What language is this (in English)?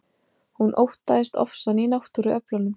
Icelandic